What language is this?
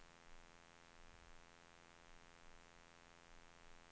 Swedish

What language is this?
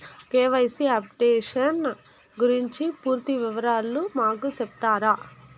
Telugu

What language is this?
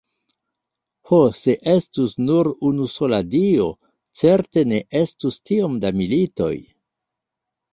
Esperanto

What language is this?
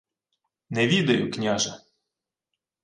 Ukrainian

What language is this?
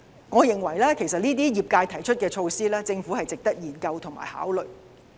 Cantonese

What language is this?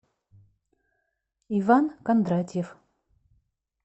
Russian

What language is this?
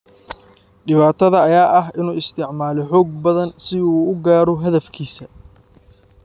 Somali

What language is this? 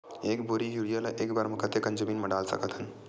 Chhattisgarhi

